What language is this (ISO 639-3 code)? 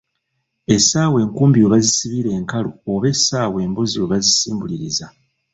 lug